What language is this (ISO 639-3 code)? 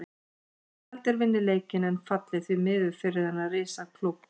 isl